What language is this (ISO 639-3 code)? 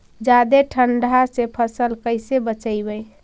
mag